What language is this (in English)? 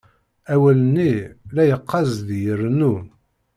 Kabyle